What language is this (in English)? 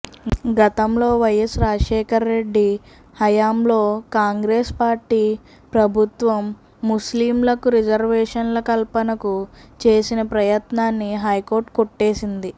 Telugu